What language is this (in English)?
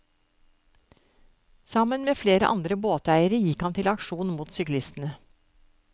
Norwegian